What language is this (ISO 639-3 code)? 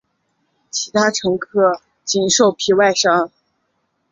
zho